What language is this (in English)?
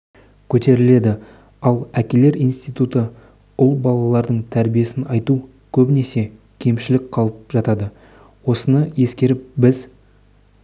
Kazakh